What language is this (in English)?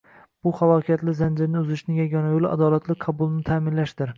Uzbek